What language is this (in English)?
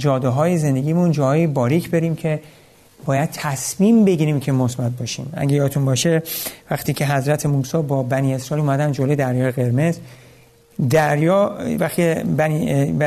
Persian